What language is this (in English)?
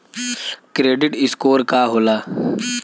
Bhojpuri